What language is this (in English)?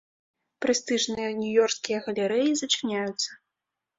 Belarusian